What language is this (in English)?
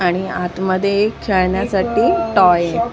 Marathi